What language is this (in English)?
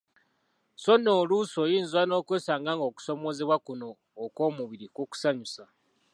Ganda